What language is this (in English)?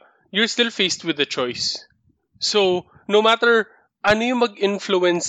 Filipino